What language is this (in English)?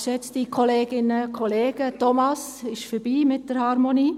Swiss German